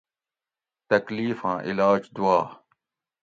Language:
Gawri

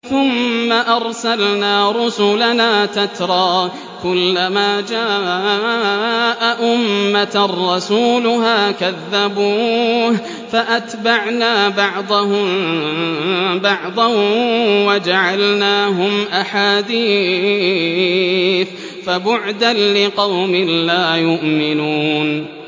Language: Arabic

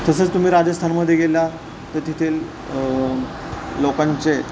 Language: Marathi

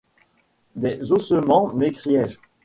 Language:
French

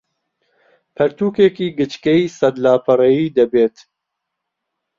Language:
Central Kurdish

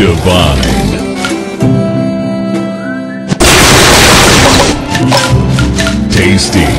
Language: English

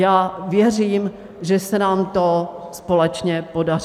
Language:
Czech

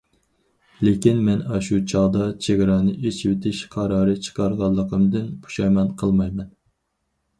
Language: Uyghur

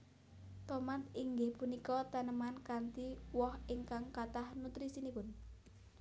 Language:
Javanese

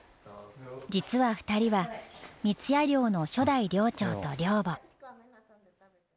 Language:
Japanese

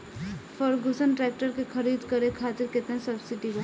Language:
Bhojpuri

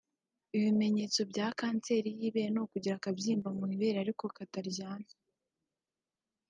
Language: Kinyarwanda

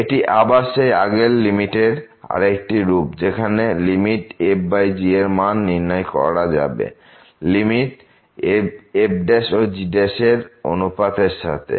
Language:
Bangla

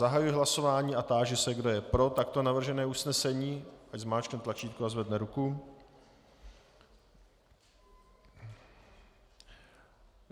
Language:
Czech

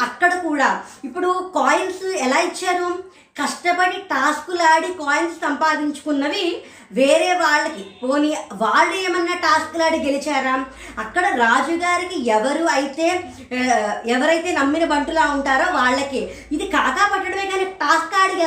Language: Telugu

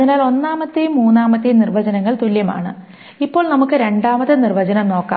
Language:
Malayalam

